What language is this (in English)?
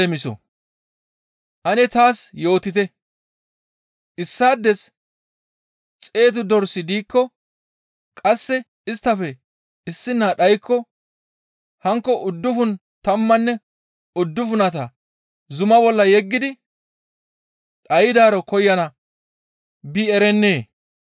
Gamo